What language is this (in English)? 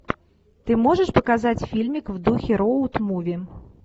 Russian